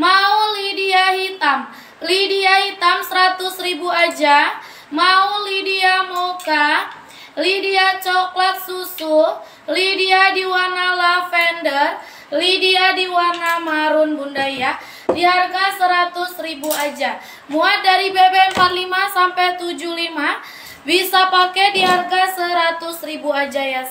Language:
Indonesian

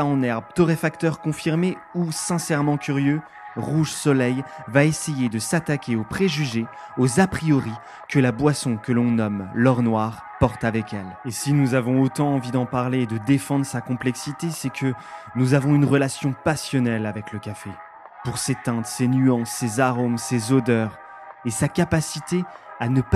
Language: French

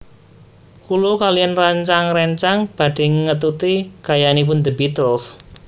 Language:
Javanese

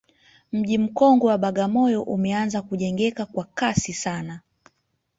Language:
Swahili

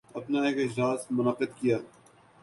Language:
Urdu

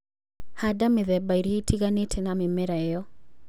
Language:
Kikuyu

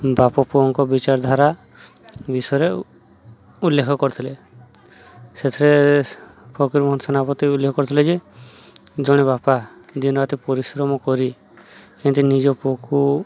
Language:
Odia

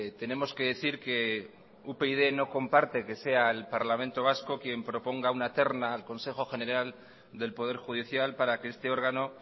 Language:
Spanish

